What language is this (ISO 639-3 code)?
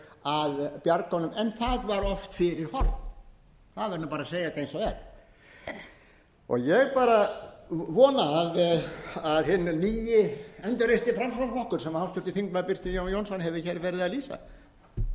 isl